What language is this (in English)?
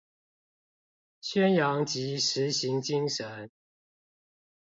Chinese